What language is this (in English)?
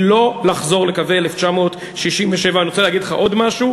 Hebrew